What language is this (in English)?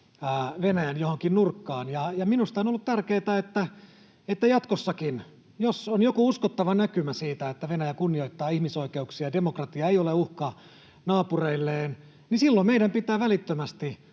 Finnish